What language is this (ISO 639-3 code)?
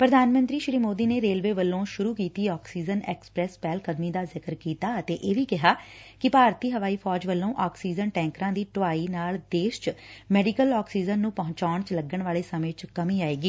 pan